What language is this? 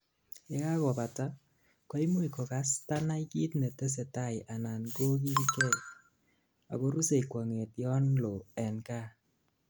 Kalenjin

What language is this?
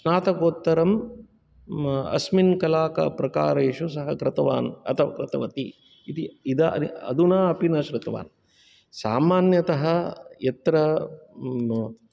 Sanskrit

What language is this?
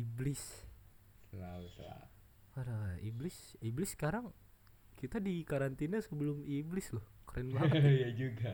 Indonesian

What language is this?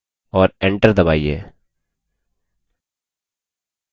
Hindi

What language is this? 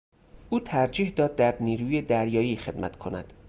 Persian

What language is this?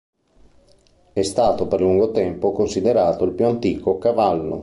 Italian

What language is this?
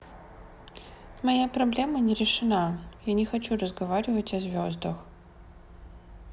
Russian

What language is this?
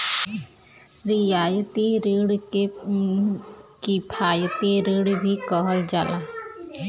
Bhojpuri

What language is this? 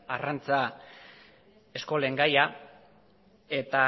Basque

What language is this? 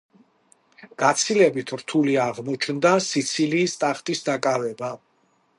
Georgian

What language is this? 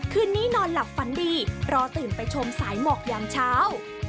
Thai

